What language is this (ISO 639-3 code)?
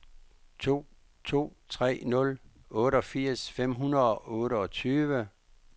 dan